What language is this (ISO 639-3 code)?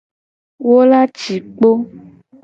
gej